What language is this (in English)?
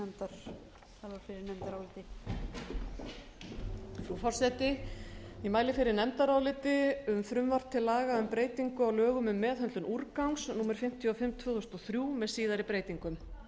Icelandic